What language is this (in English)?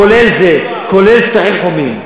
Hebrew